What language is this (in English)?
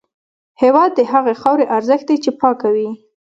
Pashto